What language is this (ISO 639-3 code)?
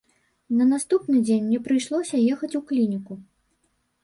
bel